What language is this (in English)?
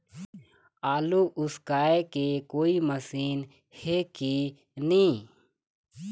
Chhattisgarhi